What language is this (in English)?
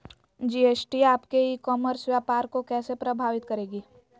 Magahi